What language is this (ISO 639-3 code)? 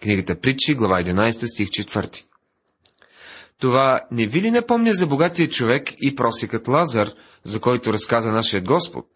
bul